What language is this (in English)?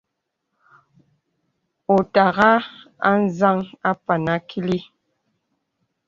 Bebele